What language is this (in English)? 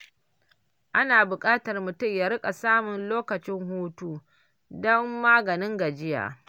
Hausa